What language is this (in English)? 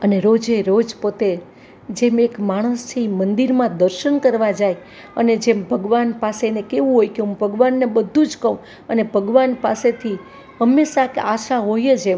Gujarati